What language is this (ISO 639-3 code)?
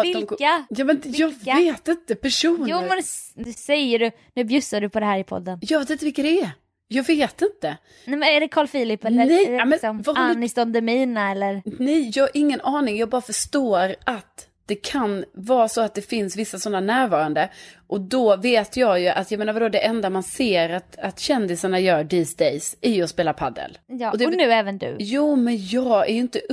swe